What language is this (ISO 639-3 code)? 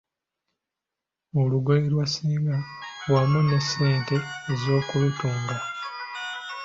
lug